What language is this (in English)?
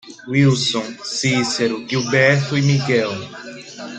Portuguese